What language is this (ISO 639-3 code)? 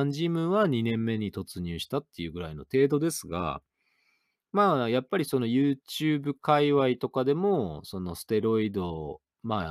jpn